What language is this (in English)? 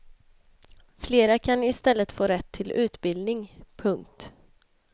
Swedish